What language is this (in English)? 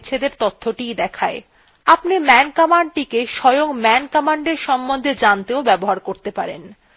Bangla